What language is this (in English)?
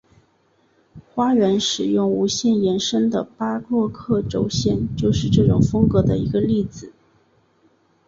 Chinese